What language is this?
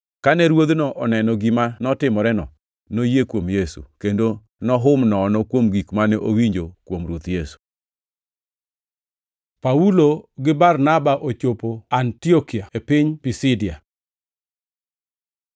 Luo (Kenya and Tanzania)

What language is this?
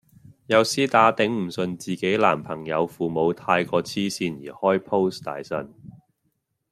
Cantonese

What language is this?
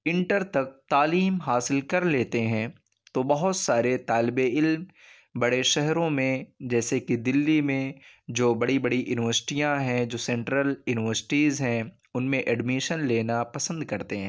Urdu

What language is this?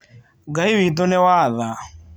Kikuyu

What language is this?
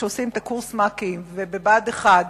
Hebrew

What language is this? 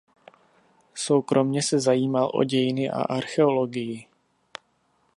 Czech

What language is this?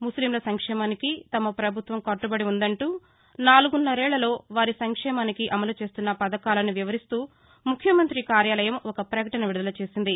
Telugu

